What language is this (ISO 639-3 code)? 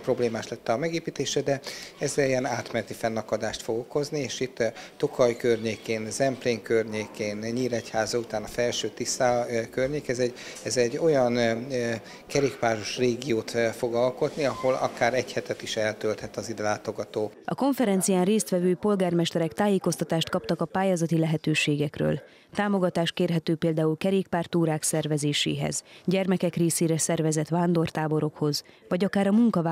hun